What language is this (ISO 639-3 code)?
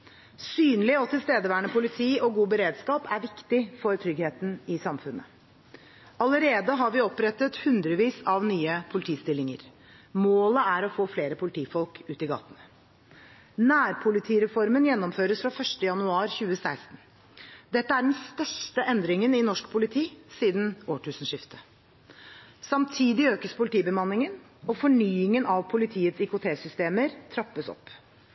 nob